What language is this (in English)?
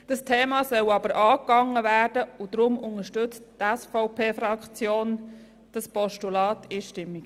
Swiss German